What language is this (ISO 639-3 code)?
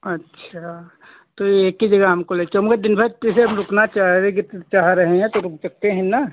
hin